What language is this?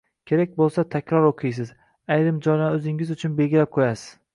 Uzbek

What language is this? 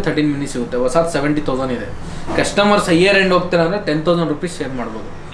Kannada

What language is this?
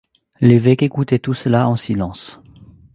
French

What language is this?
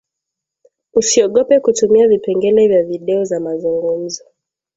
Swahili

